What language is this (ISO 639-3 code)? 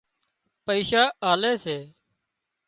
kxp